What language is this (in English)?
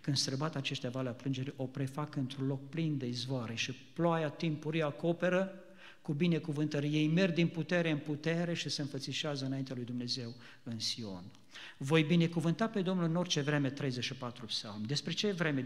Romanian